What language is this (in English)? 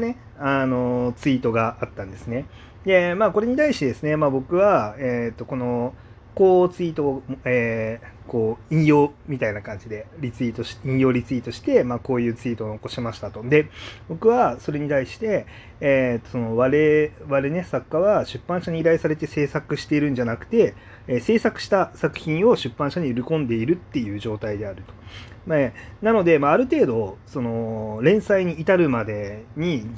Japanese